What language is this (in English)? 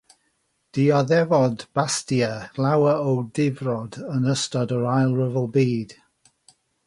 Welsh